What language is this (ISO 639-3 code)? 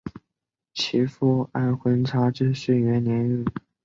zho